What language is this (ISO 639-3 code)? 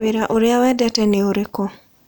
kik